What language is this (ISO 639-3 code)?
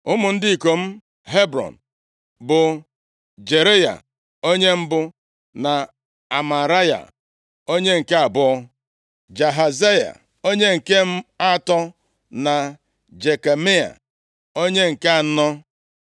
ibo